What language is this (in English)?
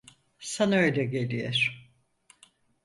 Turkish